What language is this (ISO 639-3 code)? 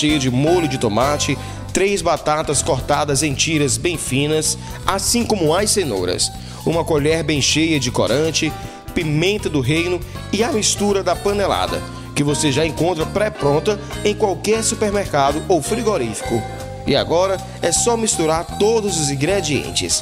por